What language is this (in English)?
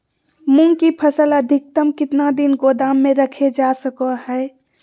Magahi